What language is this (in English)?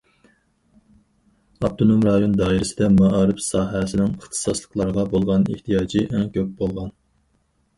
Uyghur